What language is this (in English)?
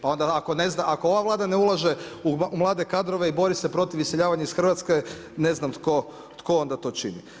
Croatian